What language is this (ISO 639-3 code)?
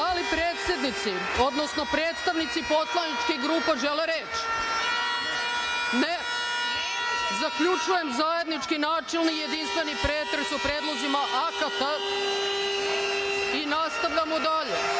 srp